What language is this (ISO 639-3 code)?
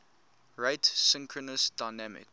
eng